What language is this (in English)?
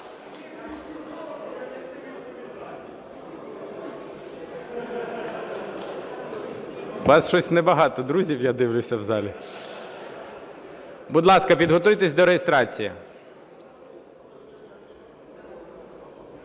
Ukrainian